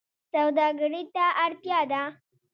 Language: Pashto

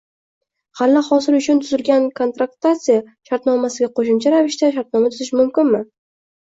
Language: Uzbek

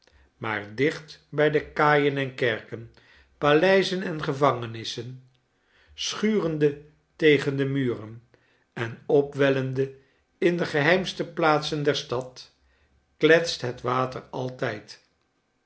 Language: Dutch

